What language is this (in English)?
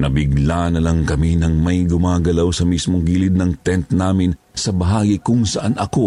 Filipino